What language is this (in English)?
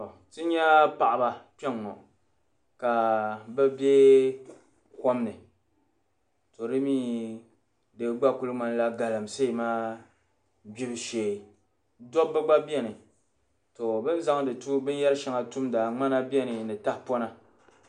Dagbani